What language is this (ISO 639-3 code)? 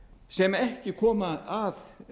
isl